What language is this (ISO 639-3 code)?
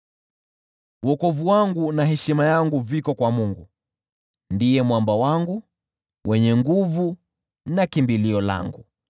swa